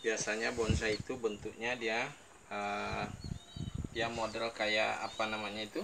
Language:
Indonesian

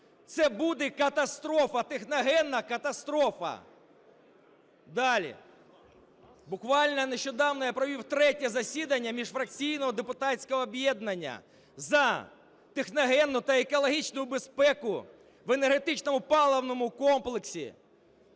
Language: Ukrainian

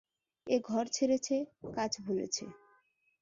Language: Bangla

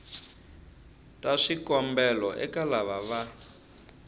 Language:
Tsonga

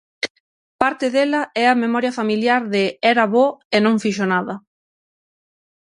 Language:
Galician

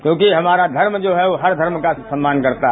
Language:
Hindi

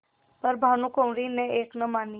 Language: Hindi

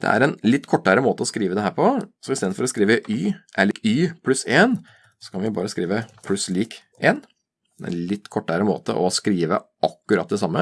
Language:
Norwegian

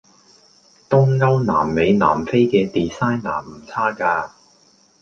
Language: Cantonese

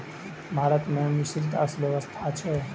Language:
Maithili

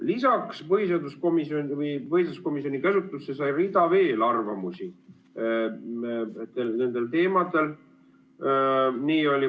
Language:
Estonian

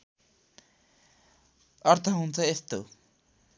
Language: Nepali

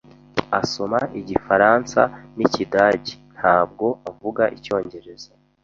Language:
Kinyarwanda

